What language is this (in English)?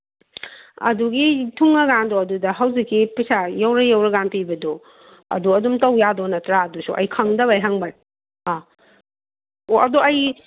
Manipuri